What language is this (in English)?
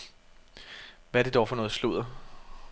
Danish